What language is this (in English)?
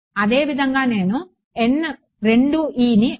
Telugu